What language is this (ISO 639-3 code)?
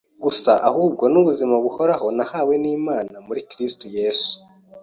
kin